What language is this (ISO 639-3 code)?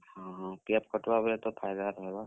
ori